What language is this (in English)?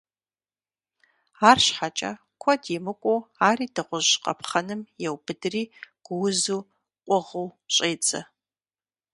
Kabardian